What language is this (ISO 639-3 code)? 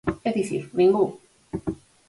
glg